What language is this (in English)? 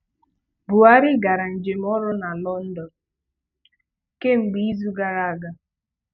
Igbo